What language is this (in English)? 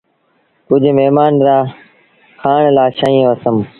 Sindhi Bhil